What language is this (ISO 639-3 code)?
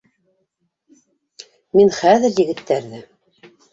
bak